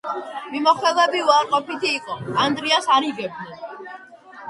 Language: Georgian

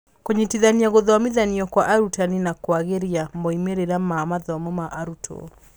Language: Kikuyu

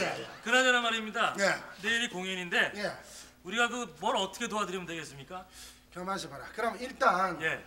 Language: Korean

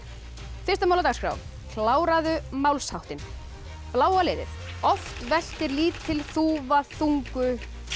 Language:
Icelandic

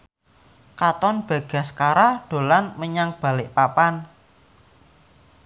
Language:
Javanese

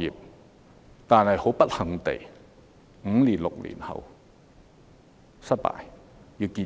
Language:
Cantonese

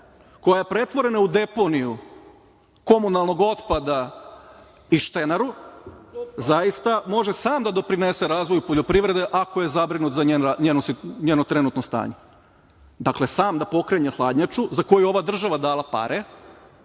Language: Serbian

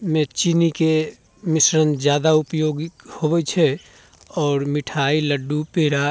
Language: Maithili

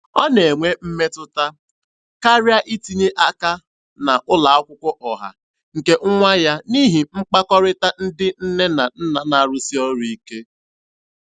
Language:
Igbo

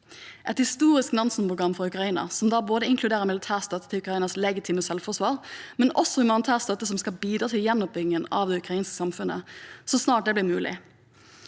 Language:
Norwegian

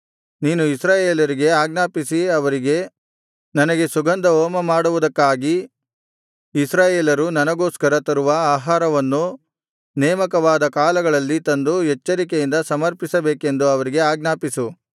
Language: Kannada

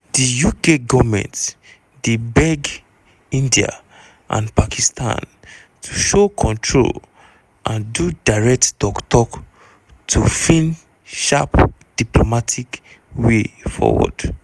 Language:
Nigerian Pidgin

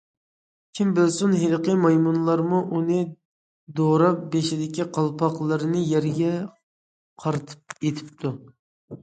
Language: Uyghur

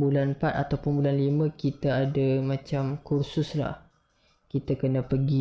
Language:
Malay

